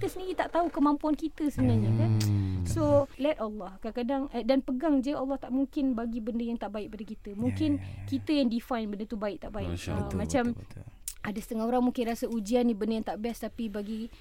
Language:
Malay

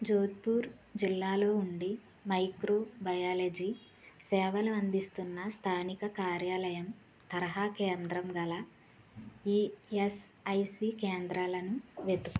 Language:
Telugu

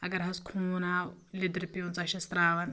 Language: Kashmiri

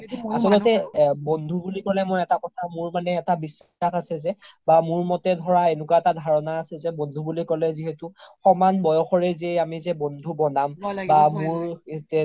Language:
Assamese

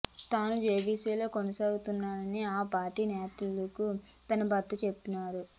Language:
Telugu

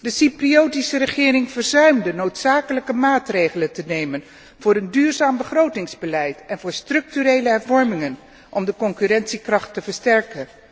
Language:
Dutch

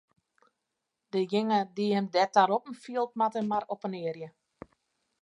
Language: Western Frisian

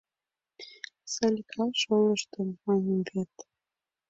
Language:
Mari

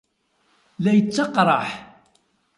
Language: Kabyle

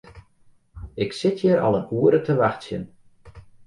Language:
Western Frisian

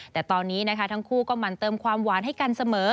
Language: Thai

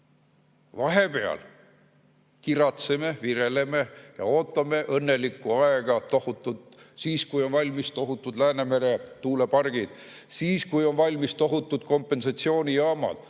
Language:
Estonian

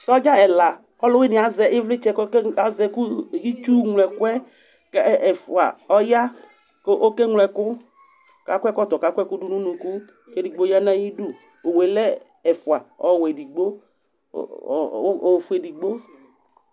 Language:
Ikposo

